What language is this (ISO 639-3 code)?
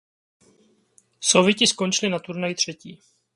ces